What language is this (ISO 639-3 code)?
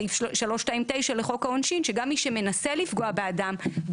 heb